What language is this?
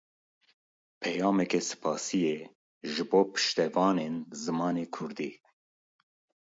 Kurdish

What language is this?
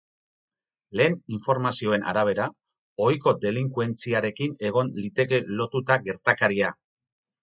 Basque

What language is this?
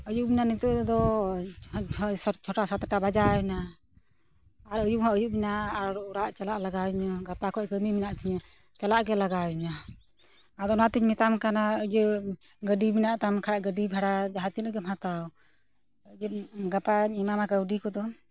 Santali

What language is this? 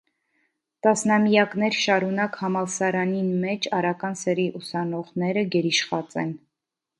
Armenian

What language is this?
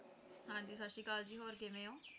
Punjabi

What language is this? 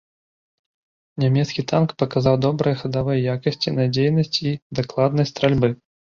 Belarusian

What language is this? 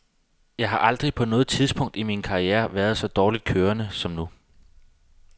Danish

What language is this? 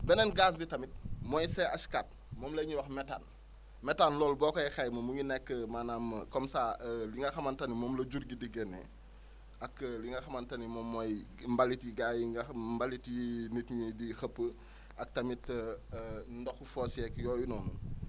Wolof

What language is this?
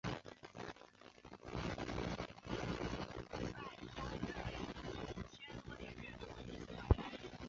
Chinese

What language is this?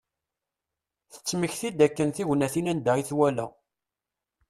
Kabyle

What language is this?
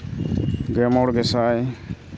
Santali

